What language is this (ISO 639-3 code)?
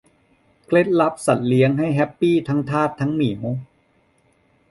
tha